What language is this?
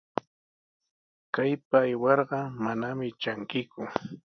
Sihuas Ancash Quechua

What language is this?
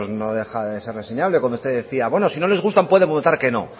Spanish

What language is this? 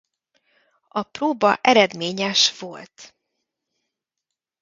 Hungarian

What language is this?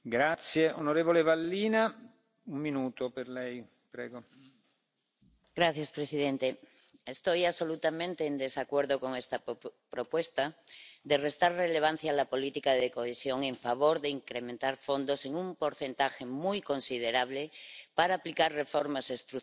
Spanish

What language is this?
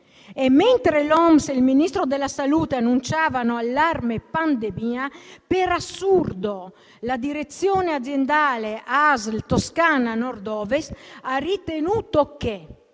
Italian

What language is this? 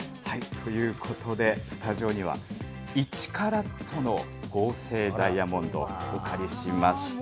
Japanese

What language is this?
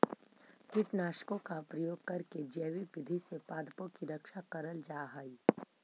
Magahi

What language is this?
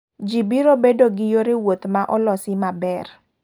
Luo (Kenya and Tanzania)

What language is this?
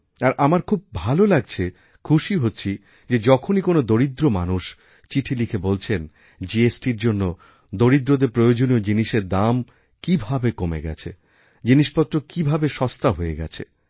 Bangla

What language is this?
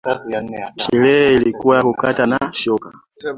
Swahili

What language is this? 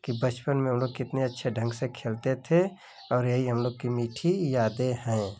Hindi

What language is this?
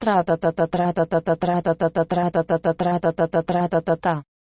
Russian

